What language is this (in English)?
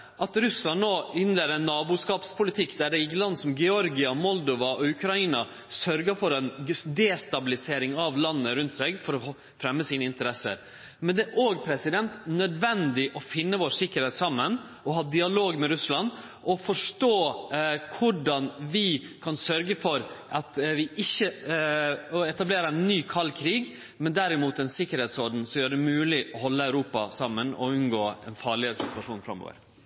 Norwegian Nynorsk